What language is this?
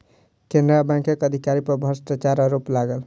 Maithili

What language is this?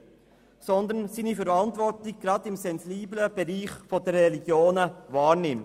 Swiss German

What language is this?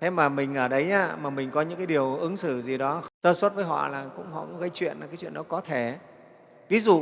Vietnamese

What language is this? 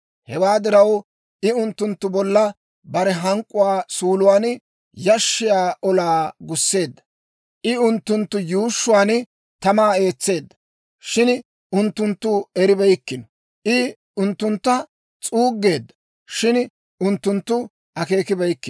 Dawro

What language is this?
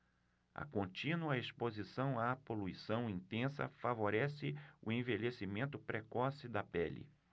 Portuguese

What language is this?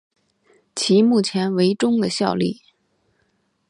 Chinese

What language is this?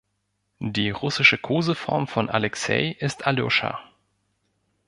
German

